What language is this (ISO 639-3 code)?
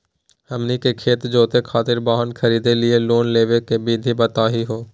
mag